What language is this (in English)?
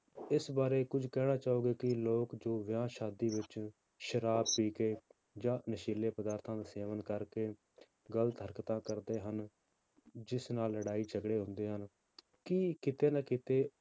Punjabi